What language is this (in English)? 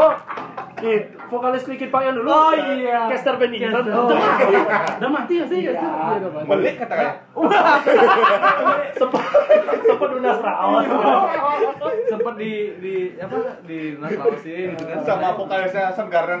Indonesian